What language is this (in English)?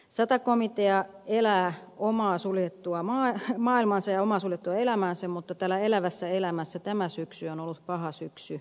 Finnish